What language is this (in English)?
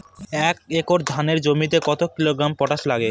Bangla